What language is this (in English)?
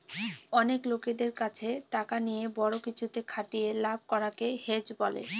Bangla